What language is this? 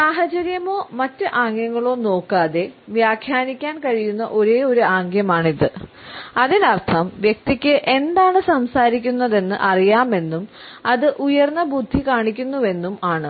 Malayalam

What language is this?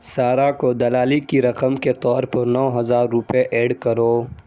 Urdu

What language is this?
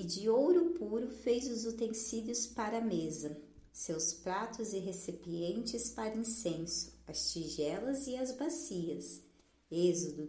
Portuguese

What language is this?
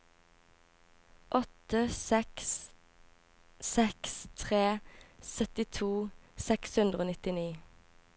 Norwegian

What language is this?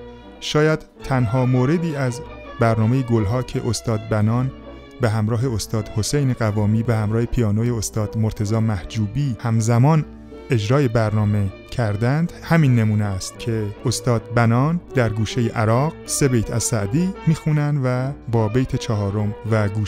Persian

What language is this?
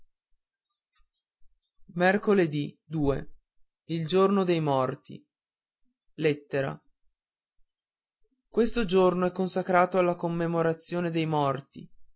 Italian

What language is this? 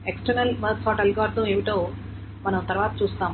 Telugu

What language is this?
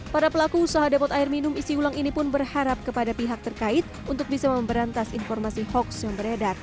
Indonesian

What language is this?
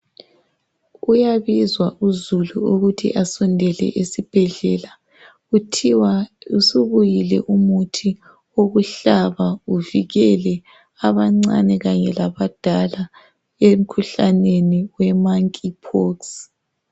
North Ndebele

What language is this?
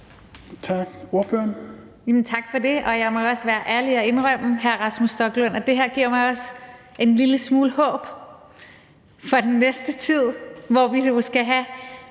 Danish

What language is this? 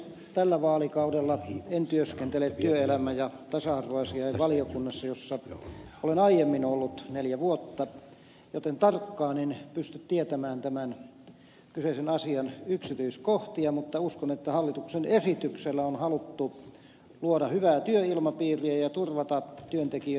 Finnish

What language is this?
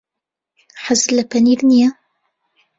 Central Kurdish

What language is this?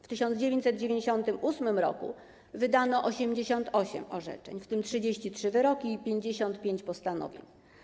Polish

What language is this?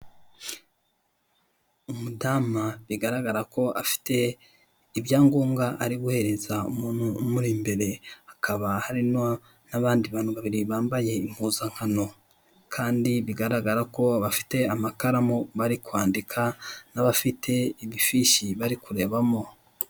Kinyarwanda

